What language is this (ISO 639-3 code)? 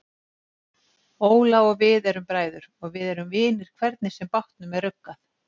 isl